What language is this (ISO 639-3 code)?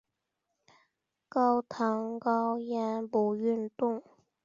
zho